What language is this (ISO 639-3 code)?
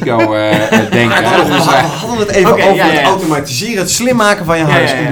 nld